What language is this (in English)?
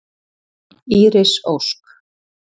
Icelandic